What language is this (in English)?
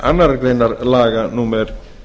Icelandic